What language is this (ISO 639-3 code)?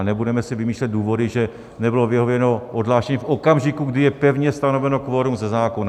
ces